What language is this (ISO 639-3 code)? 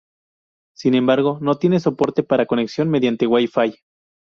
spa